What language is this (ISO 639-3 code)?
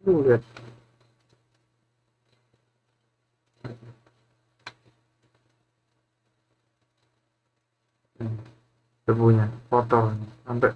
ind